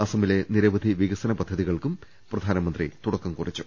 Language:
Malayalam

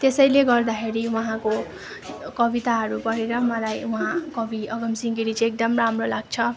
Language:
Nepali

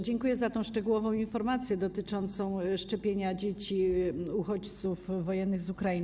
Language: Polish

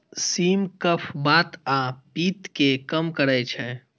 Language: Maithili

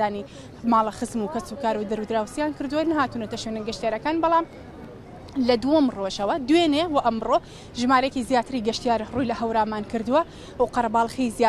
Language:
Arabic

